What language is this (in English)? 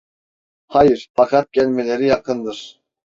Turkish